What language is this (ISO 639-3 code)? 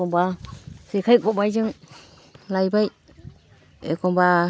brx